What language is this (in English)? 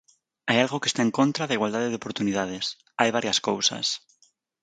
Galician